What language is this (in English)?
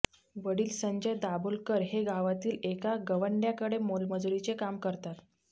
Marathi